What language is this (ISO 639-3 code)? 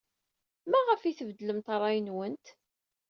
kab